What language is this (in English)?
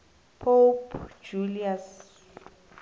South Ndebele